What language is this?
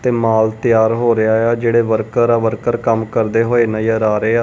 Punjabi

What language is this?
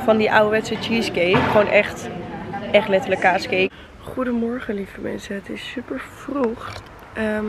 Dutch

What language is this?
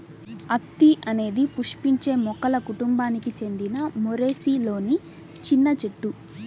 Telugu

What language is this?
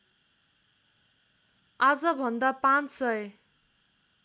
Nepali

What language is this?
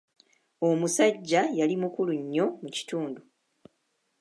Ganda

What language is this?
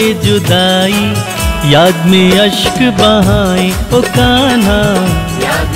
Hindi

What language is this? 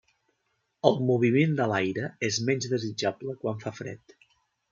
Catalan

